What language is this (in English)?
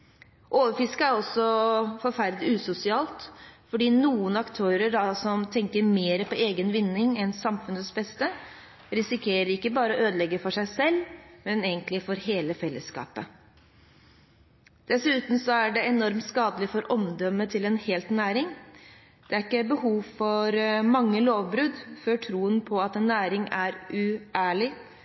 Norwegian Bokmål